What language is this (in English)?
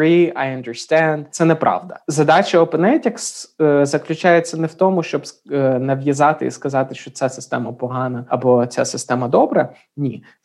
Ukrainian